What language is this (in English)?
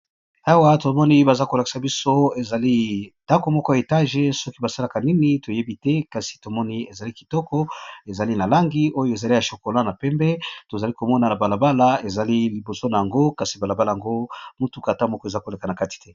Lingala